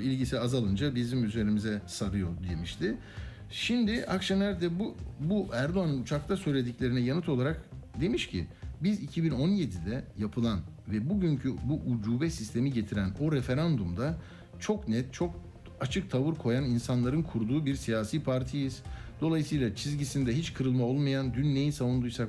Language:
Turkish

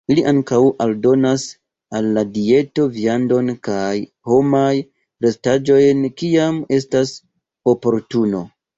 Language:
Esperanto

